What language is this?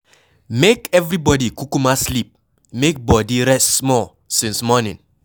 Nigerian Pidgin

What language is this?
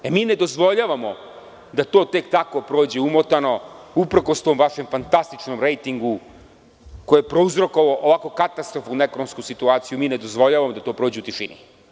Serbian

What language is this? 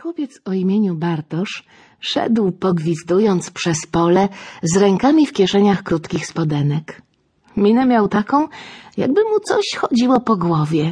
Polish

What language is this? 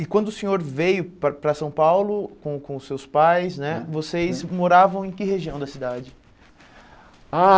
Portuguese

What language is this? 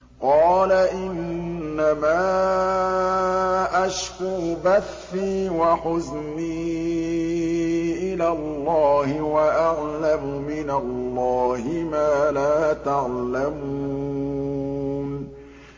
Arabic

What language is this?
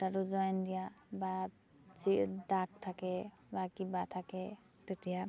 Assamese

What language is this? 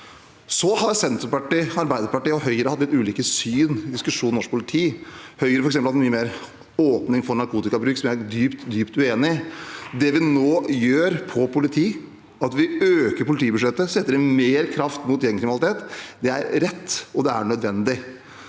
Norwegian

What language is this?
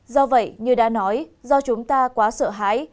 Vietnamese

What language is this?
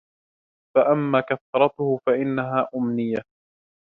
Arabic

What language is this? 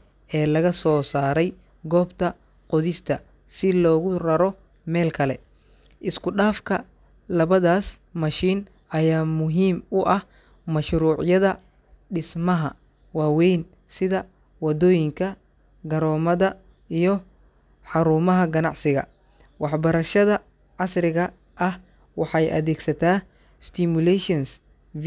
Somali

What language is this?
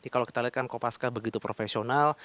Indonesian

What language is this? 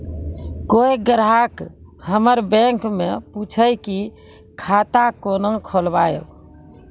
Maithili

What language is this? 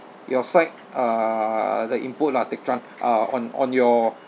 English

